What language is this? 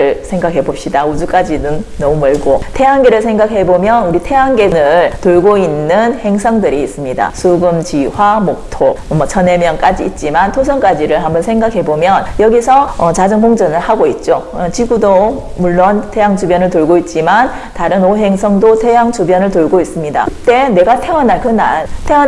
Korean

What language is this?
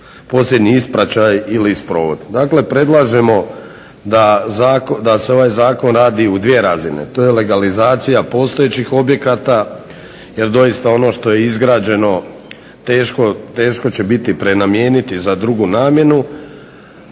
Croatian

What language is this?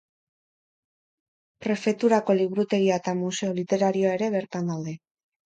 Basque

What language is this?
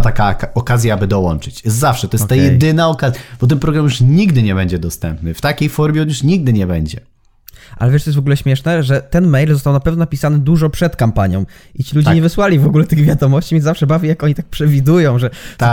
Polish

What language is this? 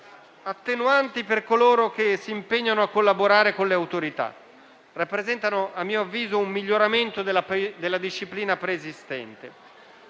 Italian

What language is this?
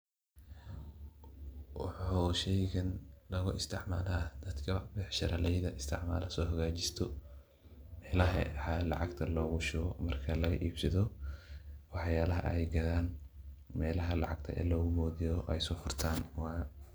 Somali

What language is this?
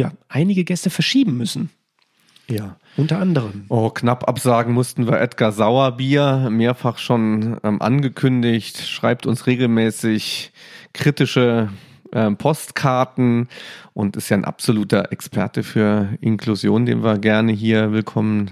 German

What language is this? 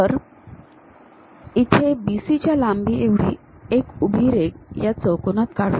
Marathi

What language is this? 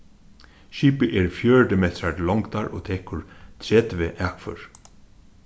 Faroese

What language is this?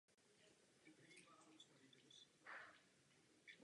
Czech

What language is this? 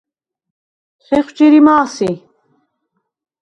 Svan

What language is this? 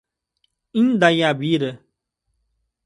Portuguese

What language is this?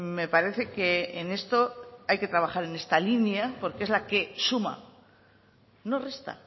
Spanish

